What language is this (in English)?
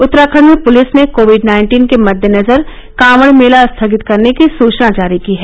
Hindi